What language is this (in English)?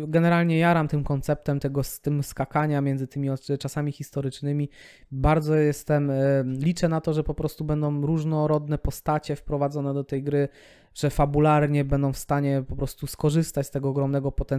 Polish